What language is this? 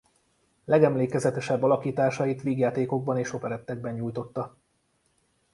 Hungarian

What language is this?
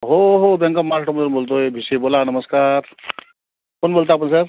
Marathi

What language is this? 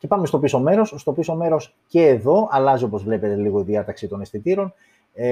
Greek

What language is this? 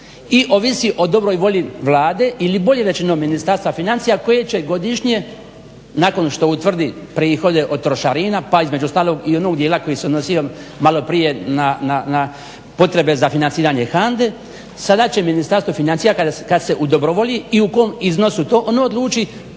Croatian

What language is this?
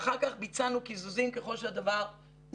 Hebrew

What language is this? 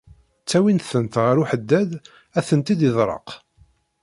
Kabyle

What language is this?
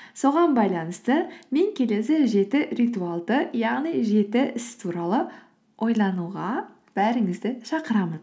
Kazakh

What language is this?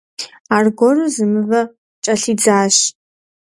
Kabardian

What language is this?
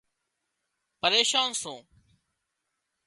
Wadiyara Koli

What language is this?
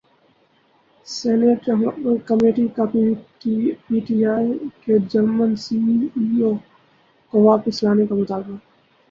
Urdu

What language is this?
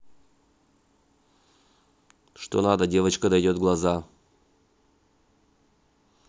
Russian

